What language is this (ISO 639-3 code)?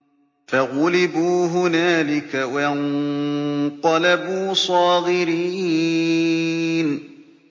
ara